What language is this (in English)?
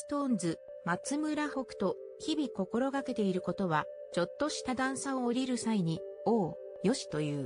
Japanese